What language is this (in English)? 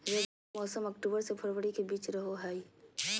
Magahi